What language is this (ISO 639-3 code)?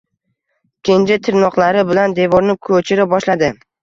uzb